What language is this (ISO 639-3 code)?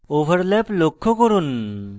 ben